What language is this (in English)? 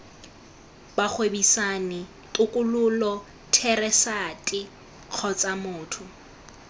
Tswana